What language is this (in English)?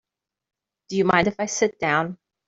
English